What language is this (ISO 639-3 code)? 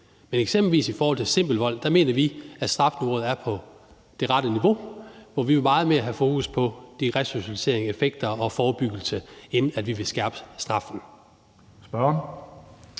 dan